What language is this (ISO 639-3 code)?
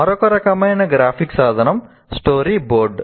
tel